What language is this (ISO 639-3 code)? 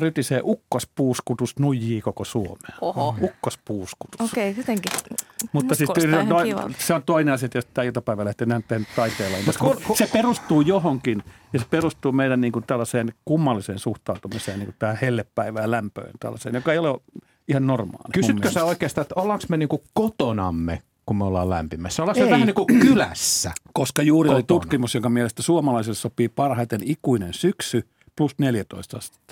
fin